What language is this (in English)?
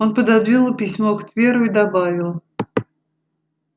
Russian